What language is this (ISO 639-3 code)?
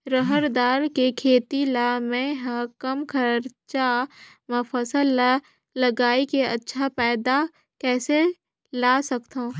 hne